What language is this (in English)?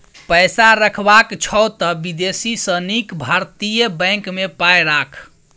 Maithili